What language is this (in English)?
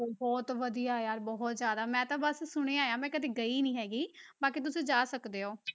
Punjabi